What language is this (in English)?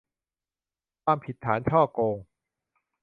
Thai